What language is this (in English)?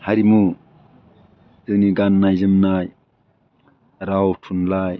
Bodo